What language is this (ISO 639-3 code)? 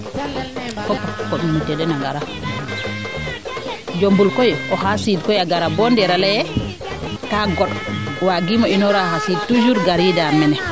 srr